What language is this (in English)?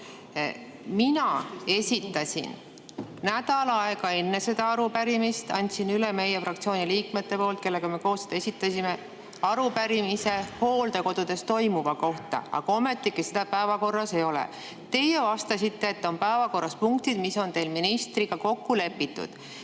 Estonian